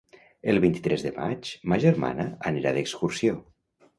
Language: Catalan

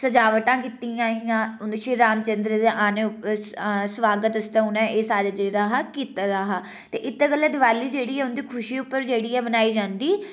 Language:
Dogri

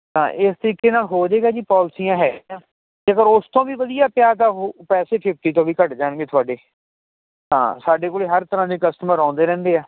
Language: Punjabi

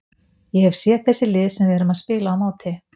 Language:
Icelandic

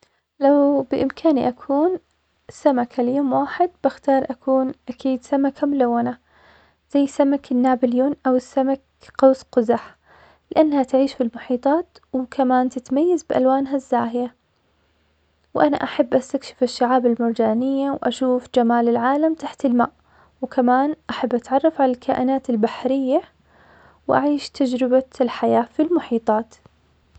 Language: Omani Arabic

